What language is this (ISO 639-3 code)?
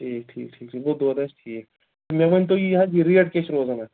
kas